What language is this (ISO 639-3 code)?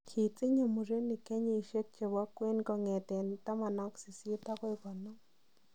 kln